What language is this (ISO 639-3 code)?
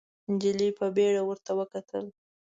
pus